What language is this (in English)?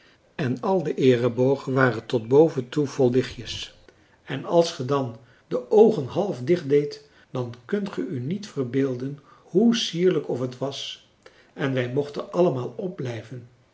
Dutch